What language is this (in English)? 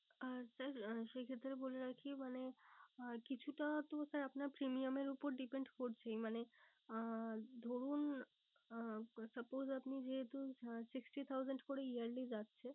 Bangla